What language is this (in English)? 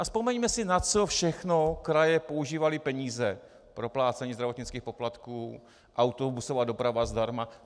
Czech